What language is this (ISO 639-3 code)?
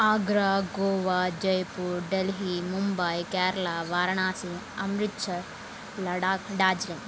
tel